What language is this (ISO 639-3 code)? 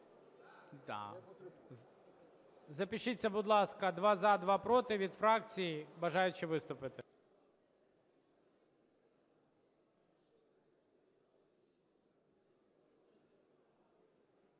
ukr